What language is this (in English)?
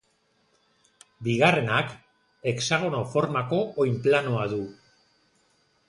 Basque